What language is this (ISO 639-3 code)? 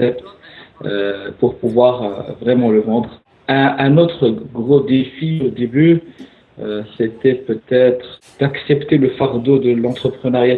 fra